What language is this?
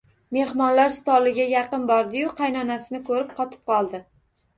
Uzbek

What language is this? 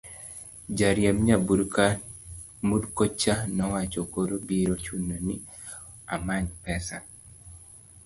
Luo (Kenya and Tanzania)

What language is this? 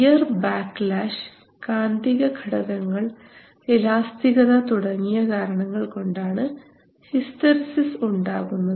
Malayalam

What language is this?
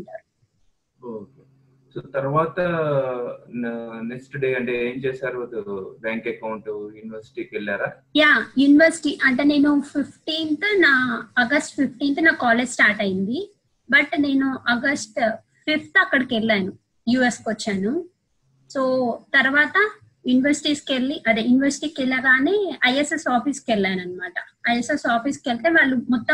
Telugu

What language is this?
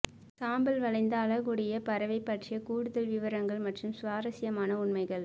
Tamil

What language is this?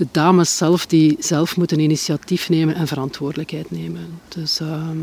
Dutch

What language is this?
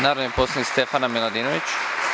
Serbian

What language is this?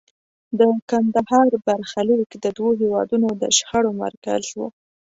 Pashto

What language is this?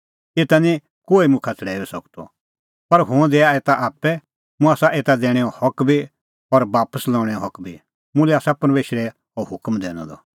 Kullu Pahari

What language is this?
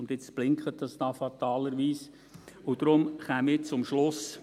Swiss German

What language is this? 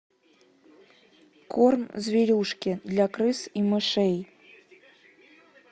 Russian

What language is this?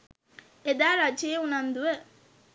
Sinhala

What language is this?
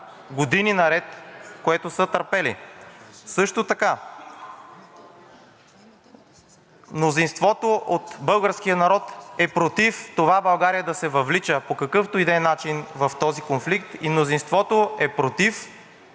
Bulgarian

